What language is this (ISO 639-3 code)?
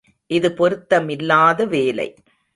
tam